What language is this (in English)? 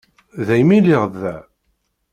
Kabyle